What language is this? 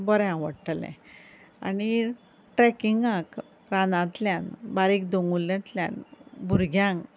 Konkani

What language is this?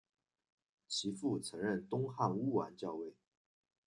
Chinese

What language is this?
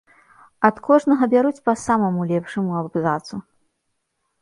Belarusian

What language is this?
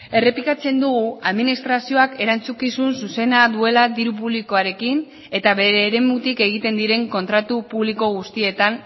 Basque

